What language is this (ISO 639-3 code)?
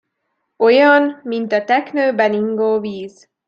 hun